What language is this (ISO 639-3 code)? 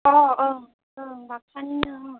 brx